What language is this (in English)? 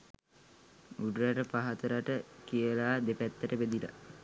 Sinhala